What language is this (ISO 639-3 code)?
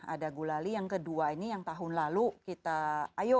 ind